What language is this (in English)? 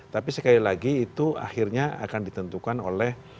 Indonesian